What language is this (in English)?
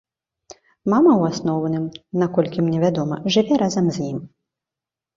Belarusian